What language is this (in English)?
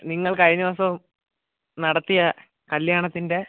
Malayalam